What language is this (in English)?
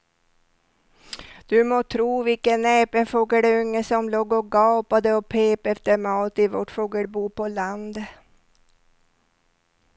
Swedish